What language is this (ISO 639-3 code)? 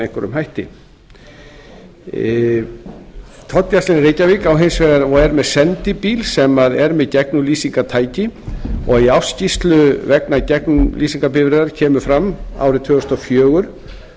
isl